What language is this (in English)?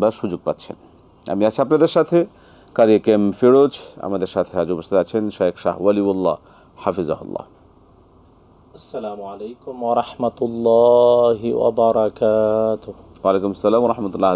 Arabic